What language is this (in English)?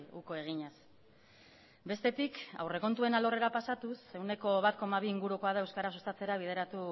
Basque